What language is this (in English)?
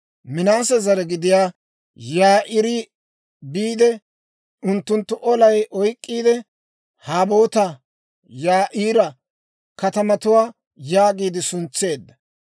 Dawro